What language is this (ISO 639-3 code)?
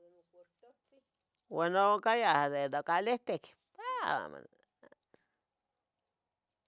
nhg